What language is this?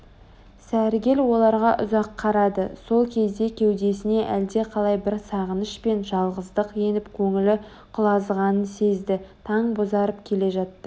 Kazakh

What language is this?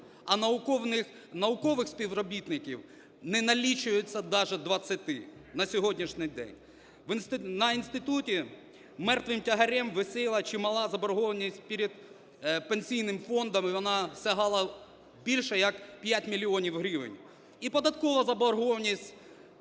Ukrainian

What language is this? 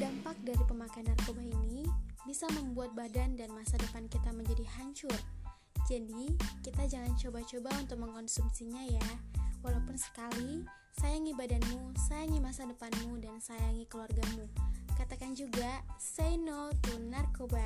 Indonesian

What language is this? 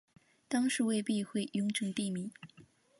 Chinese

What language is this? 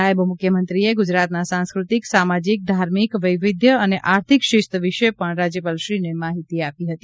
Gujarati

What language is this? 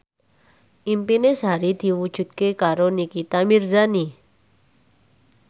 Javanese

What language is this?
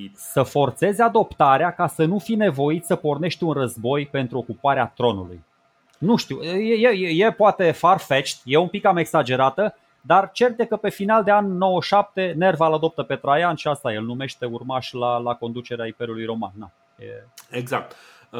Romanian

